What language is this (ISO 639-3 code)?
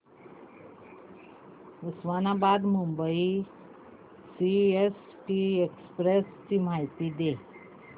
mar